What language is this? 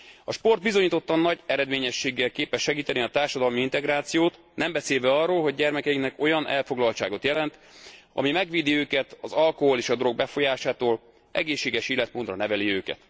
Hungarian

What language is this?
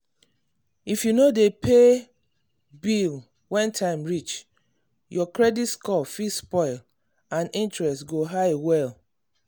Nigerian Pidgin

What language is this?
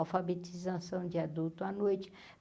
Portuguese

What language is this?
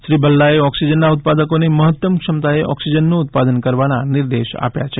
Gujarati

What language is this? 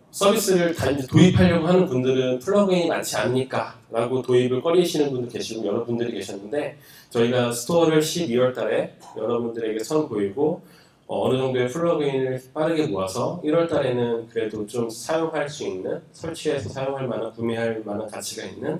Korean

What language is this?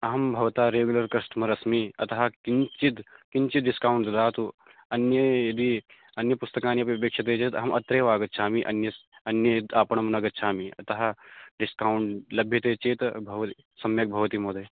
Sanskrit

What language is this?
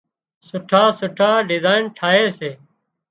Wadiyara Koli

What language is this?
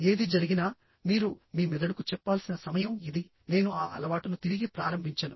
Telugu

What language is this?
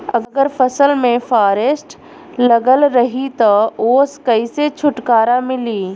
Bhojpuri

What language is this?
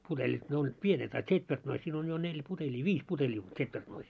Finnish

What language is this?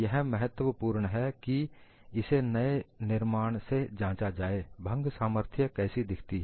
Hindi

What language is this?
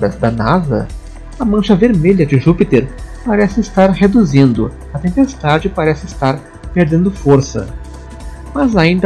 Portuguese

